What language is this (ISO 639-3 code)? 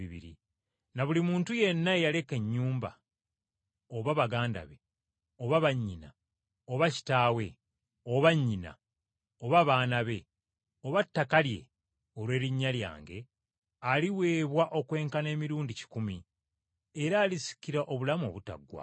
lug